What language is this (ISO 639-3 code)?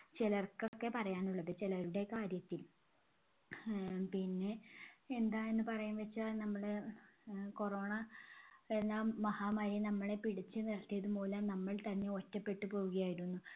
mal